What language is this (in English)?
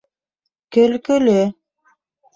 Bashkir